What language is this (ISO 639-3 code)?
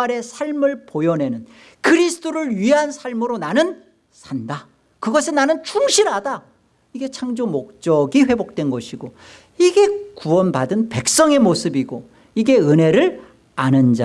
kor